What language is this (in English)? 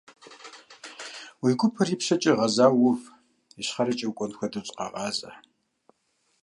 Kabardian